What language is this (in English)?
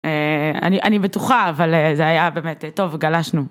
Hebrew